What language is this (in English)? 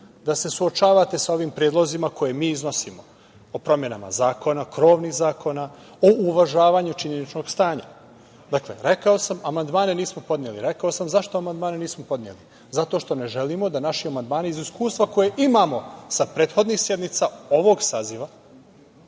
Serbian